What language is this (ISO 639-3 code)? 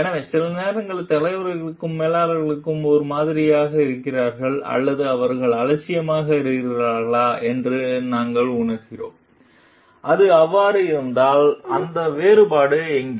tam